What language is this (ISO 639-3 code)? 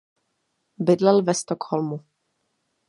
ces